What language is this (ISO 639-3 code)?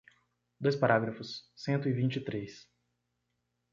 por